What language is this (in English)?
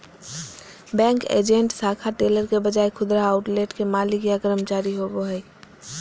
Magahi